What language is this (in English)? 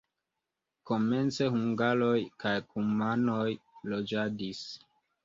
Esperanto